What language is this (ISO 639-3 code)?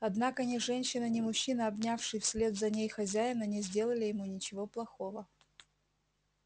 rus